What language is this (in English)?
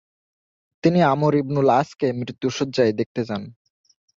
Bangla